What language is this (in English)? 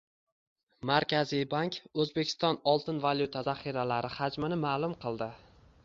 Uzbek